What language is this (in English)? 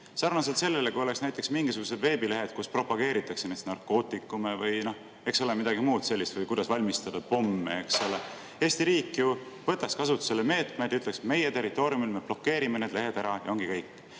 Estonian